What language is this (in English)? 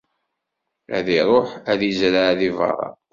Kabyle